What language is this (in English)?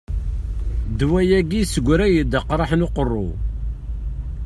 Kabyle